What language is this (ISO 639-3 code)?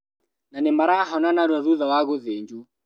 kik